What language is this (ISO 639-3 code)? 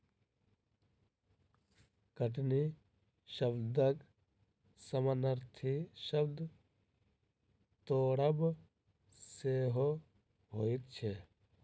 mai